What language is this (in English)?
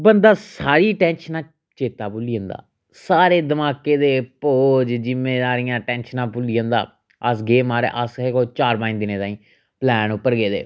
Dogri